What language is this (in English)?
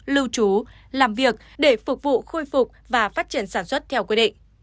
Vietnamese